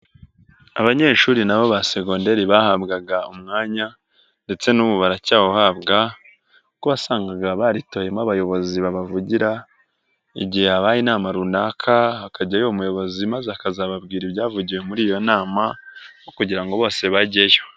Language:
Kinyarwanda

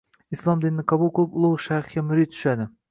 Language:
Uzbek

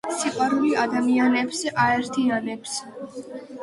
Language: Georgian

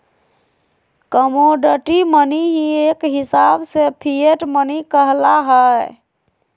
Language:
Magahi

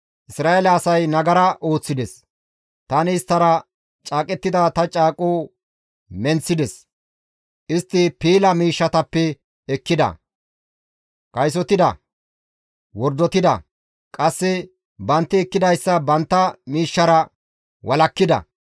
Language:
Gamo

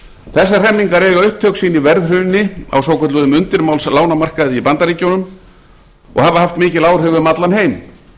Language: Icelandic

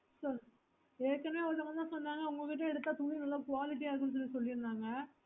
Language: Tamil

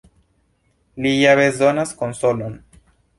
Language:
Esperanto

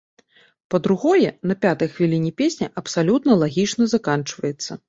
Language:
Belarusian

